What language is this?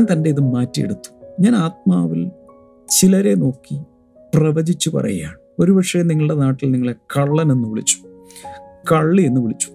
Malayalam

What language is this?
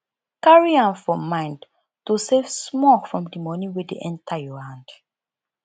Nigerian Pidgin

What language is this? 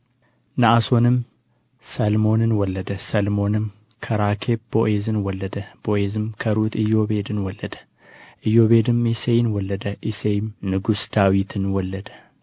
Amharic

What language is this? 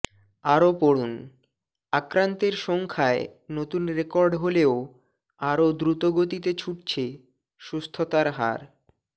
Bangla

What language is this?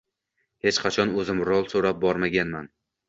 Uzbek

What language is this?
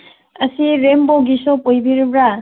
Manipuri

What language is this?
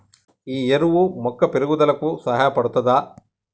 Telugu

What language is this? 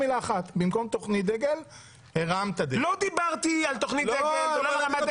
Hebrew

